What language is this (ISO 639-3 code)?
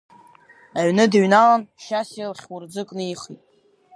abk